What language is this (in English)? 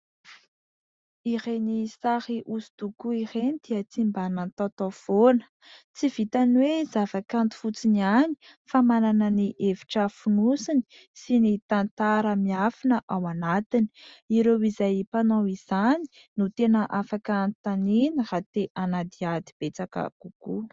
Malagasy